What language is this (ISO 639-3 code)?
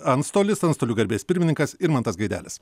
lit